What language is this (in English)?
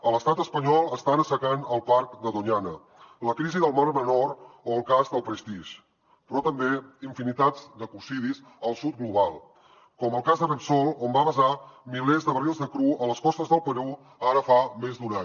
Catalan